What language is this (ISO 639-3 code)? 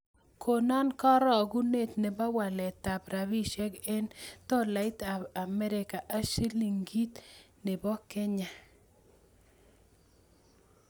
kln